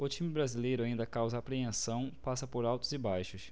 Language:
Portuguese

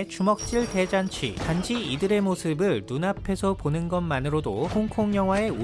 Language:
Korean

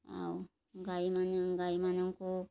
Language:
Odia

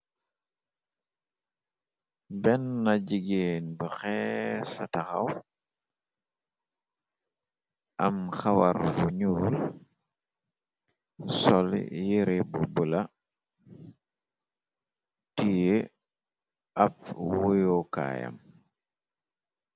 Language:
Wolof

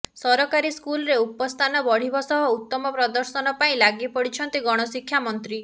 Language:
Odia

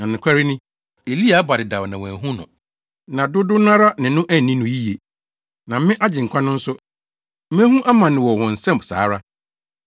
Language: Akan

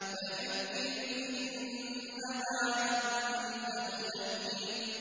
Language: Arabic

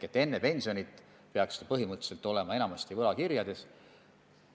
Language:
Estonian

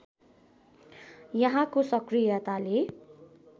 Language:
Nepali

